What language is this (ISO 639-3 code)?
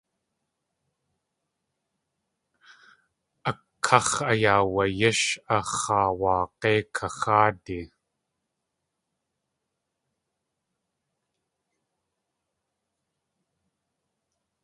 tli